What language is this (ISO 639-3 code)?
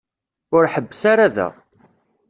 kab